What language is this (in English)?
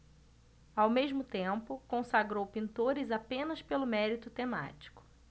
Portuguese